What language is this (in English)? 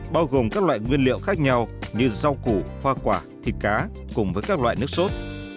Vietnamese